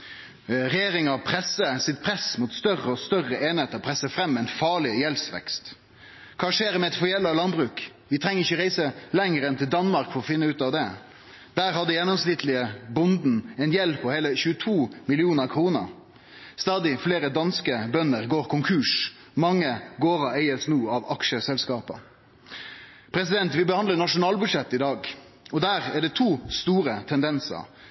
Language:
Norwegian Nynorsk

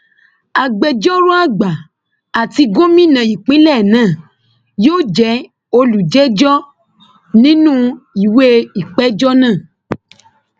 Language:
Yoruba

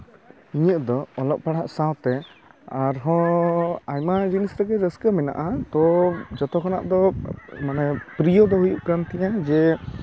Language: Santali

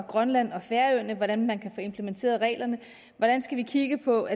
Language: Danish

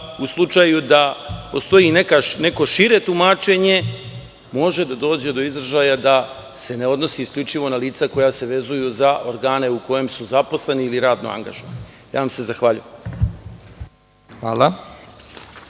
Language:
Serbian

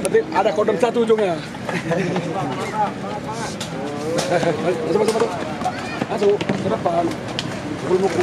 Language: Indonesian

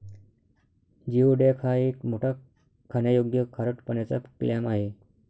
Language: Marathi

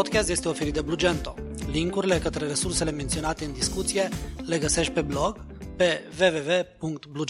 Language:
Romanian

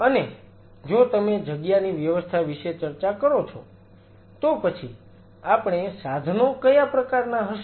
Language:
Gujarati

